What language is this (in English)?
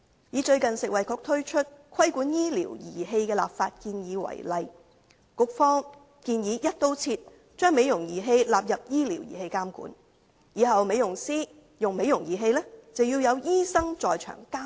Cantonese